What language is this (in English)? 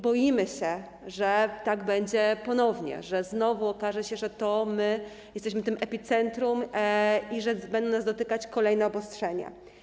Polish